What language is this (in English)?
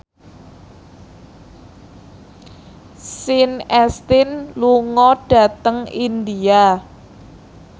Javanese